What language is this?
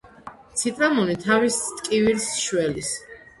Georgian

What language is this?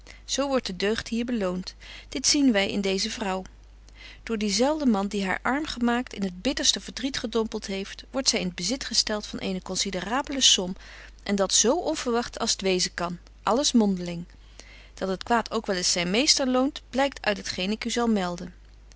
Dutch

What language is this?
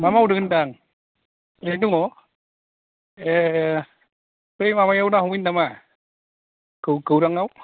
Bodo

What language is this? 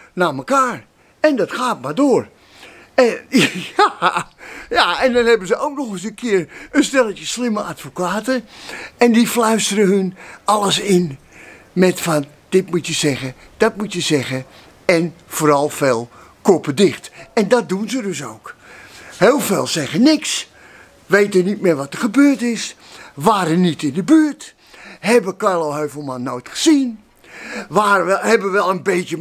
Dutch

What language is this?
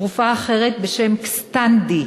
Hebrew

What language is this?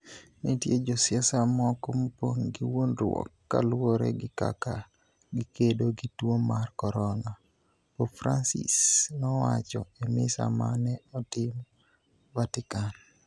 Luo (Kenya and Tanzania)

